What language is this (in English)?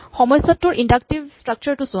Assamese